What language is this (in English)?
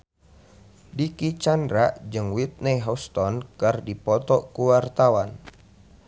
Sundanese